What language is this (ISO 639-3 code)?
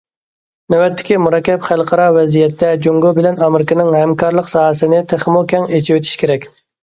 uig